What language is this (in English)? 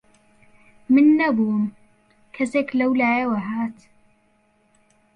Central Kurdish